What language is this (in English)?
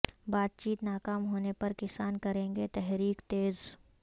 Urdu